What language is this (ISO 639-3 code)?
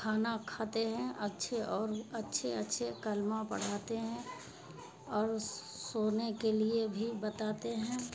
urd